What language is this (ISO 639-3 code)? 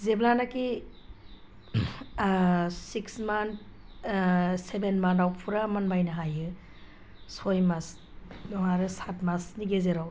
brx